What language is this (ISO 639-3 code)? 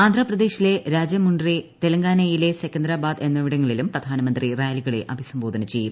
mal